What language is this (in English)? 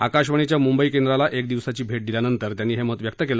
Marathi